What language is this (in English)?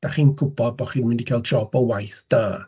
Welsh